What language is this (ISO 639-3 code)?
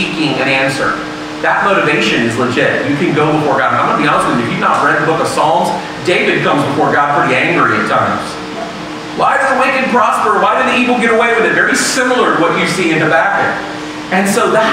eng